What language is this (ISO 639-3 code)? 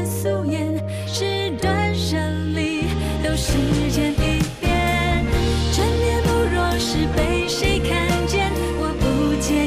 tha